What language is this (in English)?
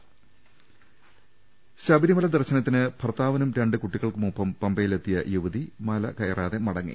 Malayalam